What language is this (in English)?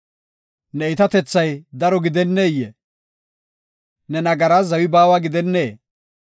Gofa